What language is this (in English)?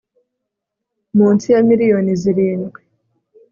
Kinyarwanda